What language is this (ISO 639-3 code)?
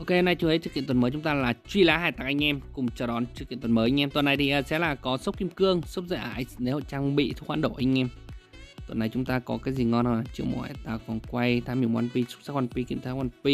vie